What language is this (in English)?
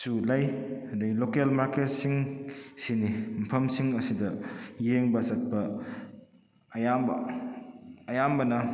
Manipuri